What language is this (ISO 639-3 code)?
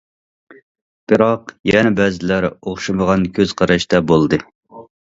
uig